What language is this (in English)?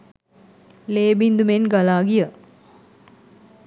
Sinhala